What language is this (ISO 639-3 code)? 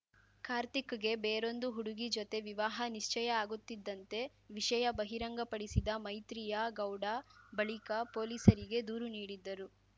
kan